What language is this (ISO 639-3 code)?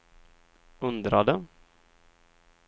swe